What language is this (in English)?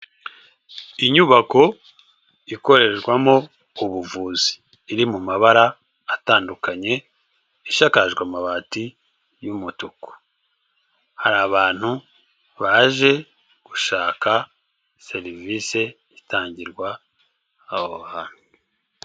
Kinyarwanda